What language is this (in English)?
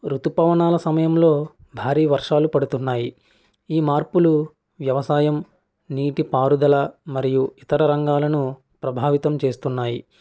Telugu